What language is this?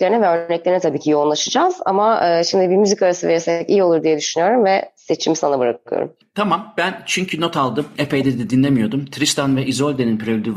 Turkish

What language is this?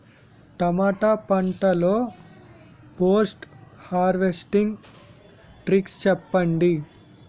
Telugu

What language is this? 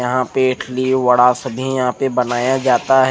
Hindi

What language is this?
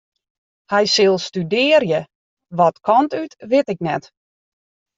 Western Frisian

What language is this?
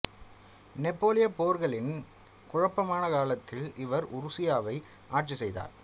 Tamil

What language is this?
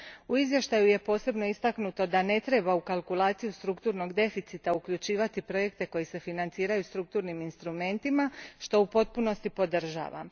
Croatian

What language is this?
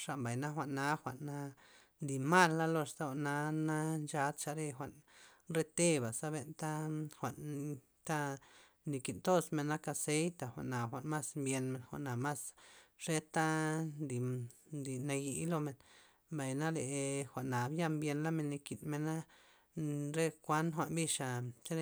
Loxicha Zapotec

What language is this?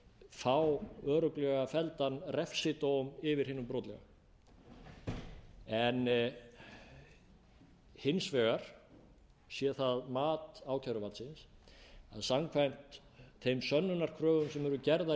Icelandic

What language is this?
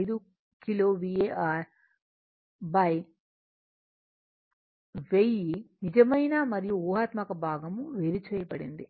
Telugu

